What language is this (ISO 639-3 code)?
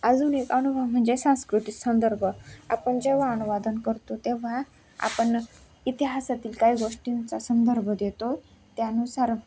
mar